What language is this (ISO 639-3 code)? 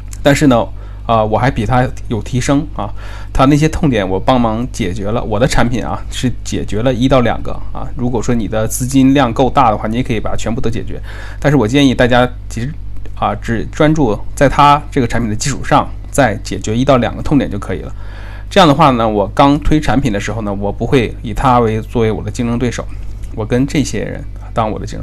zho